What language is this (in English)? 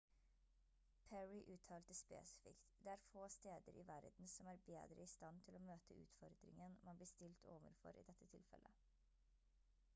Norwegian Bokmål